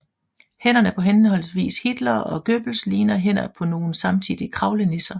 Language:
Danish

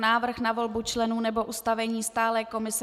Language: Czech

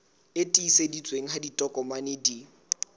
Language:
Southern Sotho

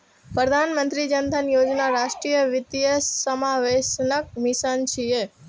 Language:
Maithili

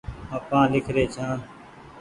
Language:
Goaria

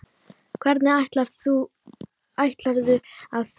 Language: Icelandic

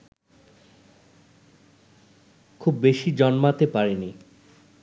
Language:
Bangla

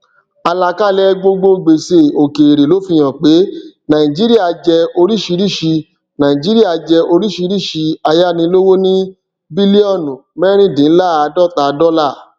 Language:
Yoruba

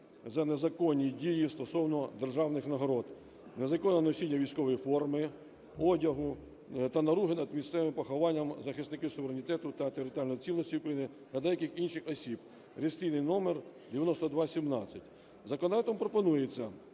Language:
Ukrainian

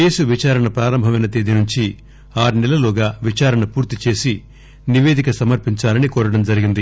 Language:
Telugu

